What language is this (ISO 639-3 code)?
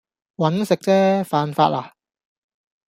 yue